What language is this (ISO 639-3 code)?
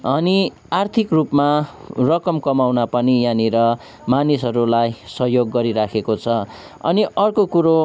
nep